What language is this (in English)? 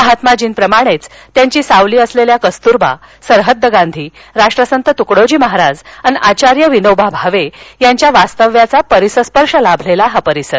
Marathi